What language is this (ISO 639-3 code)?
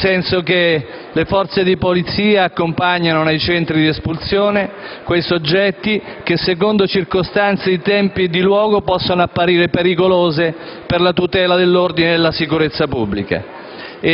ita